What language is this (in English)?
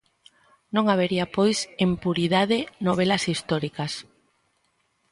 Galician